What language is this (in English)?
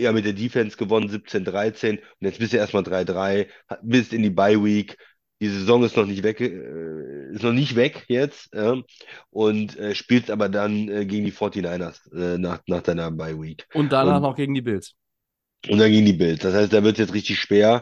German